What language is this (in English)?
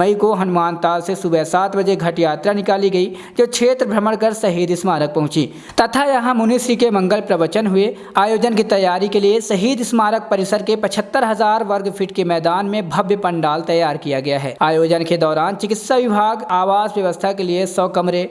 Hindi